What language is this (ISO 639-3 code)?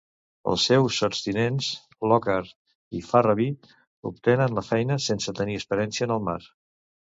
cat